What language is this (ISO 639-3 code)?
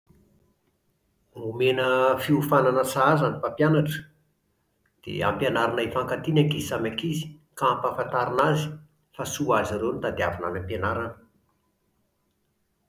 mlg